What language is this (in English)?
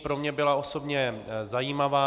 Czech